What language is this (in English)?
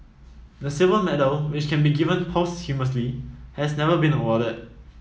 English